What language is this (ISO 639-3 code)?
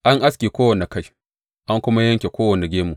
hau